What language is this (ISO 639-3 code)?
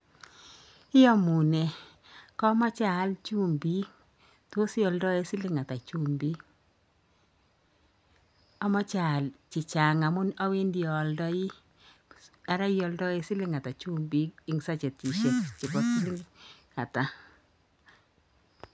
kln